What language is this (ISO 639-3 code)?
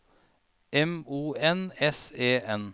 nor